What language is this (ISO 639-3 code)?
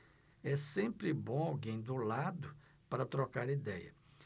por